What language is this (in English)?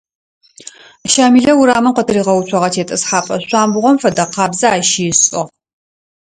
Adyghe